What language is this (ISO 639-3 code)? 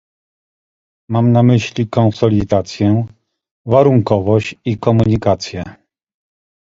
pol